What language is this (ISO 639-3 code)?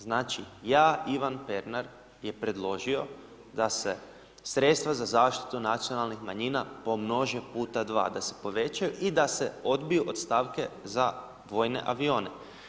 hrv